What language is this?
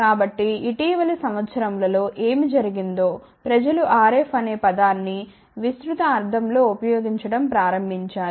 Telugu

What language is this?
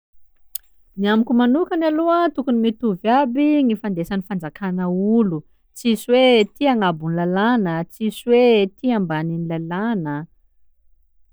Sakalava Malagasy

